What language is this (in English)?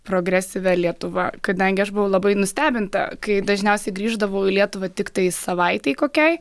Lithuanian